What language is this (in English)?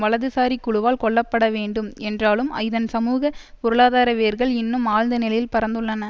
Tamil